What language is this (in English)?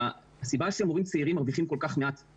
Hebrew